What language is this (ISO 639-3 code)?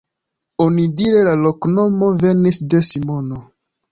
epo